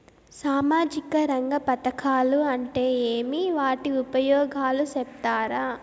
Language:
Telugu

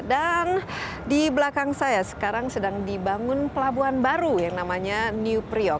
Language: Indonesian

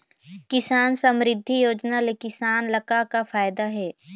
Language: Chhattisgarhi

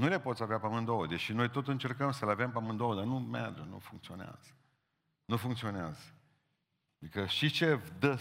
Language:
Romanian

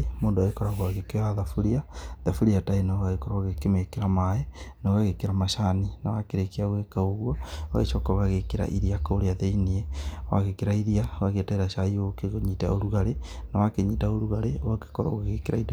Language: Kikuyu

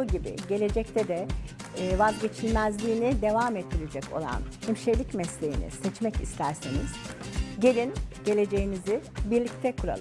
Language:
Turkish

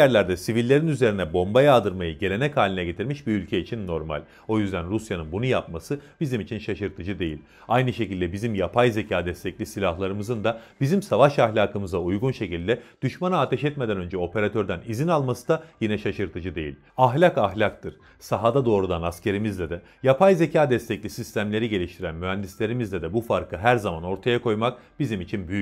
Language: Turkish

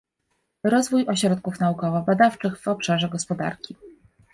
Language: Polish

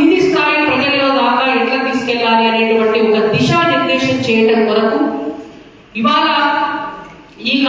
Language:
Romanian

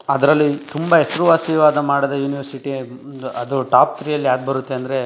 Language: Kannada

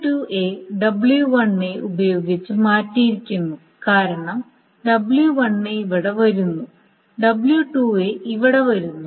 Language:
Malayalam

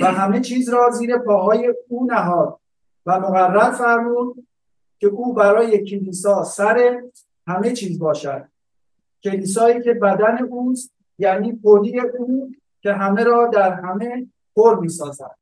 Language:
Persian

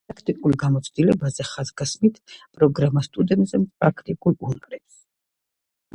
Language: Georgian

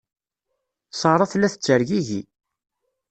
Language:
Kabyle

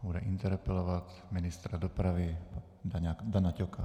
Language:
Czech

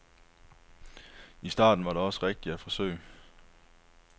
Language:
Danish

